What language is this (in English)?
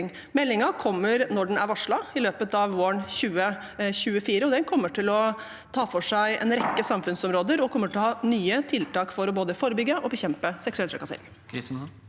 Norwegian